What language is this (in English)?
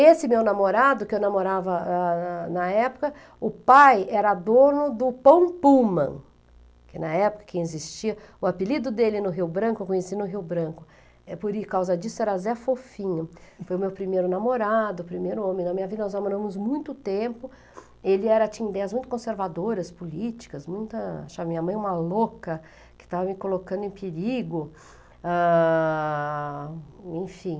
Portuguese